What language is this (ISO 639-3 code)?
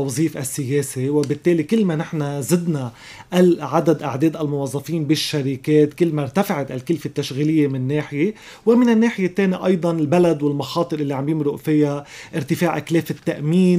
ara